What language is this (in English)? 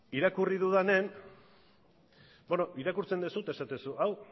Basque